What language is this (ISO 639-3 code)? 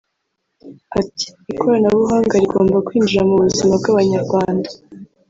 kin